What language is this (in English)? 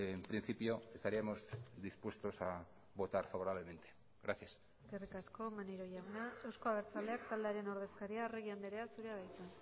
Basque